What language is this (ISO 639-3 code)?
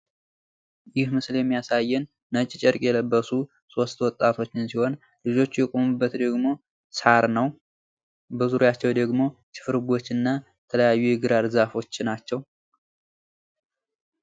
amh